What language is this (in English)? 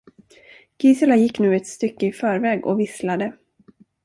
Swedish